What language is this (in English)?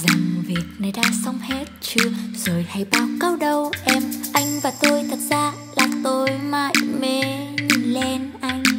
Vietnamese